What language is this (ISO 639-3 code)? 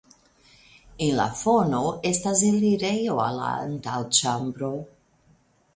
epo